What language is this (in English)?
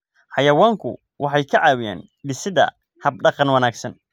Somali